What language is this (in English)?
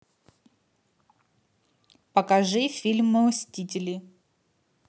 Russian